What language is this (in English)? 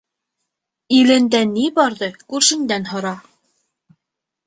Bashkir